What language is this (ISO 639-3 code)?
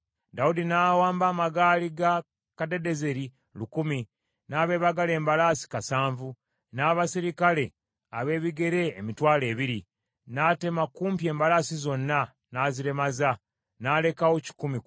lug